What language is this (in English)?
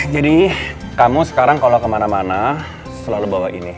Indonesian